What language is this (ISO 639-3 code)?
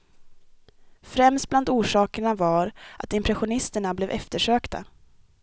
swe